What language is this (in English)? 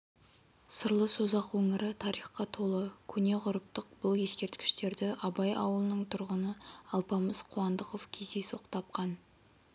Kazakh